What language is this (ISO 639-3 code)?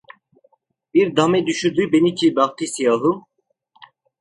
tur